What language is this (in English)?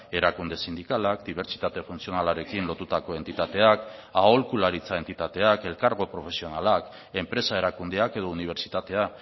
Basque